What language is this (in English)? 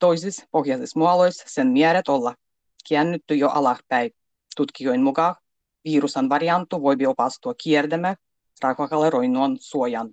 Finnish